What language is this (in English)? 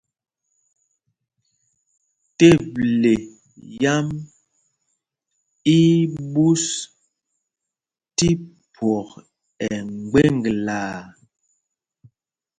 Mpumpong